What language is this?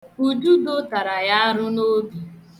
Igbo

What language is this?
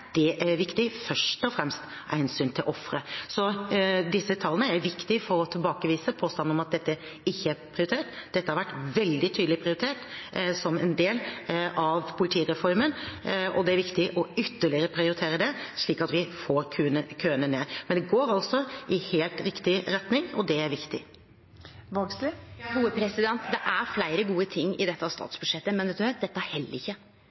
Norwegian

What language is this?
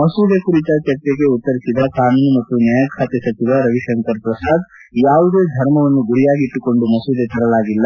Kannada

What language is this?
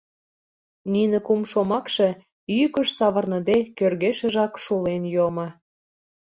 Mari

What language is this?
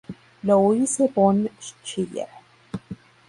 Spanish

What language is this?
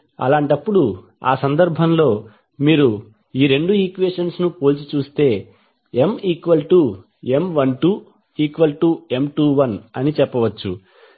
Telugu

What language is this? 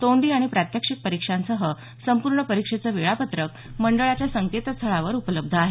Marathi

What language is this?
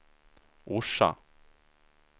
Swedish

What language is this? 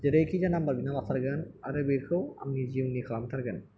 Bodo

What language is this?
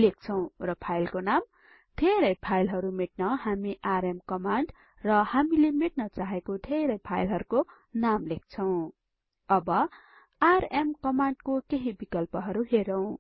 Nepali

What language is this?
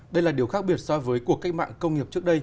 Vietnamese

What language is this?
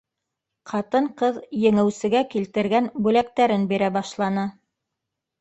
Bashkir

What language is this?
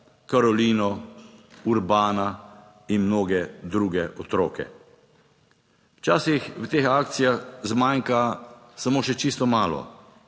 Slovenian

